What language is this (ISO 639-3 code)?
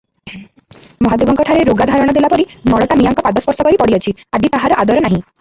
ori